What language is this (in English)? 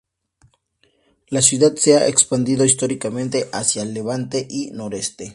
Spanish